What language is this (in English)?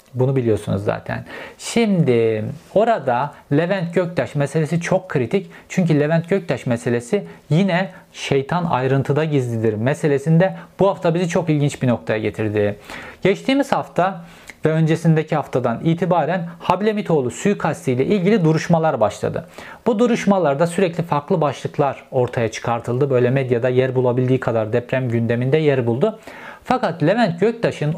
Turkish